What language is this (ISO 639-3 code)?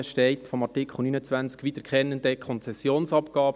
gsw